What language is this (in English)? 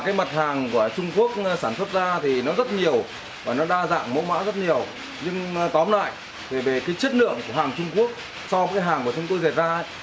Vietnamese